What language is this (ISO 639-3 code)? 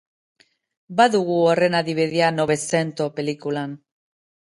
eus